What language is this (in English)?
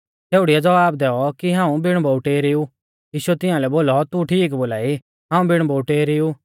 Mahasu Pahari